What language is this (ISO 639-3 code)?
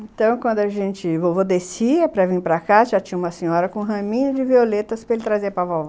por